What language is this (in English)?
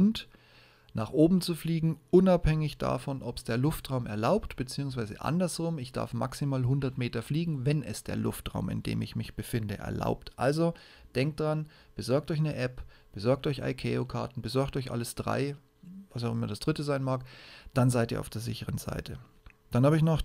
German